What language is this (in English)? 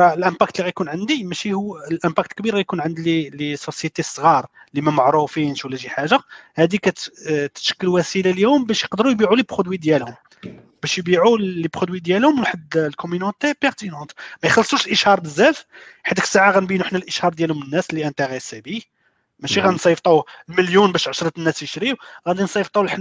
Arabic